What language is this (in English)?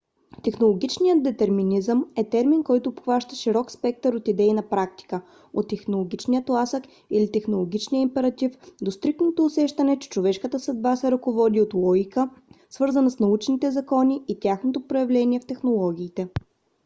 Bulgarian